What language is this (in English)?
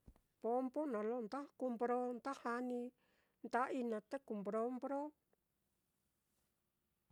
Mitlatongo Mixtec